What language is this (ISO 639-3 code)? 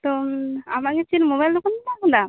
sat